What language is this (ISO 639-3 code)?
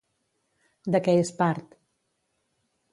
cat